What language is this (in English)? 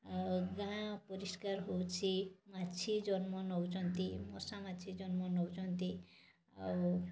Odia